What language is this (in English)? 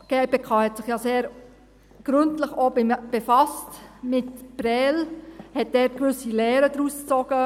Swiss German